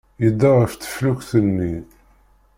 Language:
Kabyle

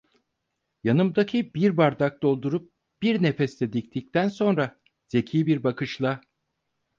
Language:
Turkish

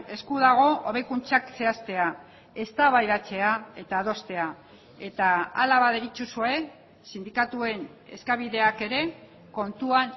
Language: Basque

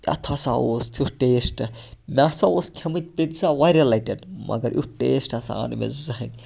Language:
Kashmiri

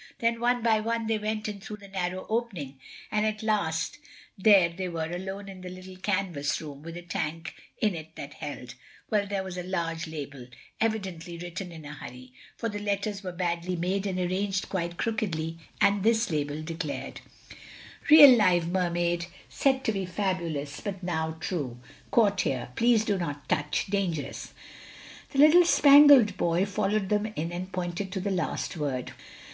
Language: English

